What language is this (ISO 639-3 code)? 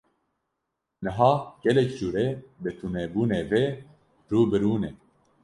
kur